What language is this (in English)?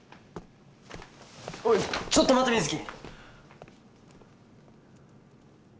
Japanese